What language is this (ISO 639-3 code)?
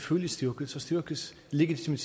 dan